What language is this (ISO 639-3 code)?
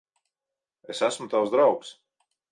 lav